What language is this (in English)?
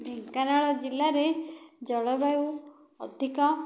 Odia